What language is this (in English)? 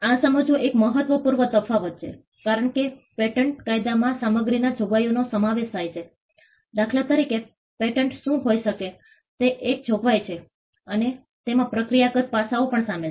Gujarati